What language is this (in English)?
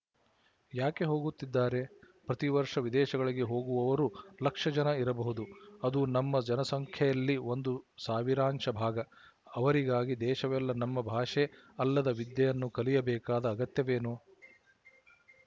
Kannada